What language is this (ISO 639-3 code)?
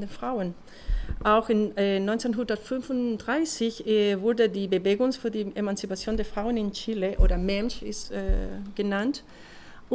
deu